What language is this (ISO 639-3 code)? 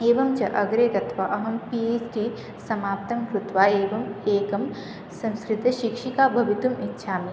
san